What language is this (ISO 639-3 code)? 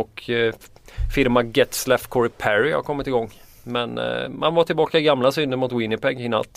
swe